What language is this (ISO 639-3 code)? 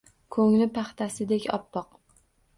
uzb